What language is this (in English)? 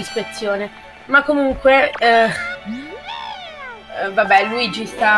Italian